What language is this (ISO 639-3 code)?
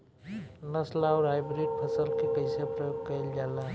bho